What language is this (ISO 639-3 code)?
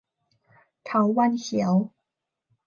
tha